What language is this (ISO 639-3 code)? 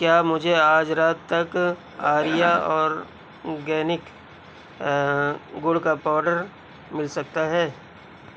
urd